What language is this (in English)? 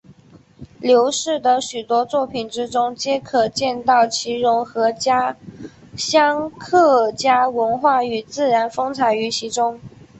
Chinese